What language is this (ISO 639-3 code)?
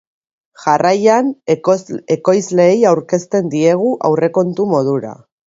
eus